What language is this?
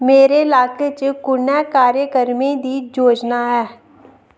Dogri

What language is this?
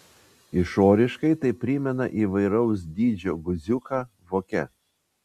Lithuanian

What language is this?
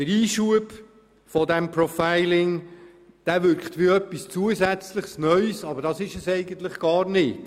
Swiss German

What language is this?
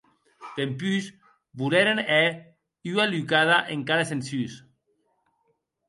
Occitan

